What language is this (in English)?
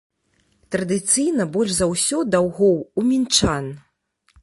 Belarusian